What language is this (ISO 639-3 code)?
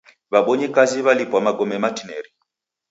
dav